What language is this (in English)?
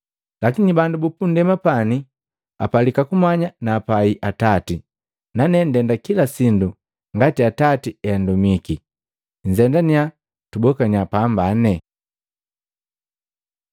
Matengo